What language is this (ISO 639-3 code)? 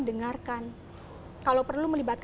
ind